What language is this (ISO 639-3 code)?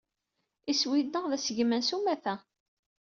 kab